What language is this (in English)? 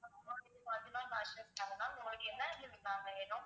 Tamil